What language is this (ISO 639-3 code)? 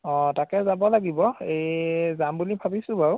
asm